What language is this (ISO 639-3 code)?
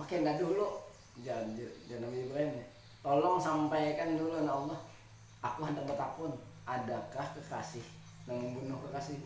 ind